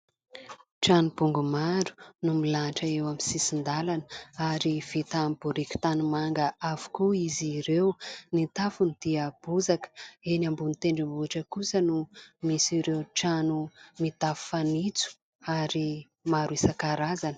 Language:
Malagasy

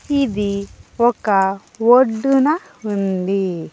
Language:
Telugu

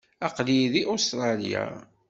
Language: Kabyle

